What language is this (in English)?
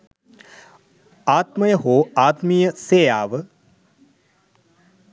Sinhala